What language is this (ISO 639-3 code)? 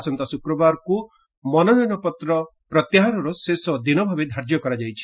ori